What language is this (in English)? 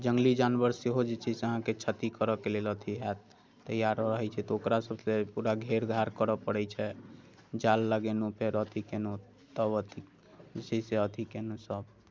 Maithili